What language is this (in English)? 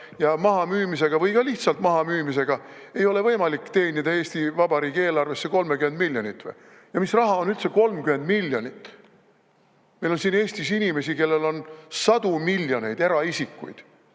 Estonian